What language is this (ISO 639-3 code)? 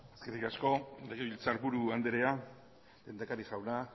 eus